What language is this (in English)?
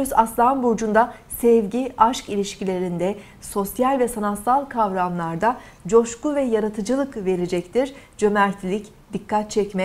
Turkish